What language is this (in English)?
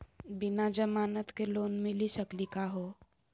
Magahi